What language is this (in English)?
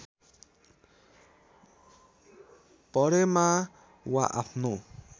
Nepali